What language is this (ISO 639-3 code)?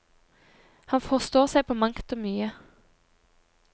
nor